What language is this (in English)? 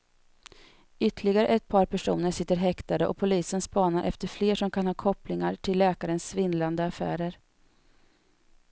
Swedish